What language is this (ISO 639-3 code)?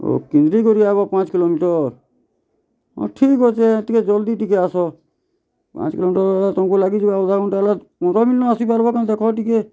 ori